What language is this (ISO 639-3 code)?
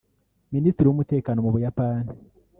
kin